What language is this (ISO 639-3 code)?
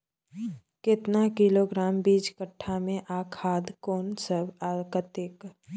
mai